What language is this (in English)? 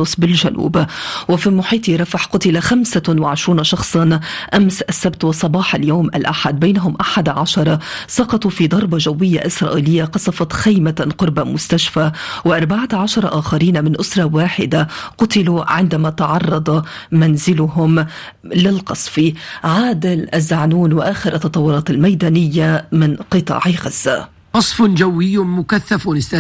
Arabic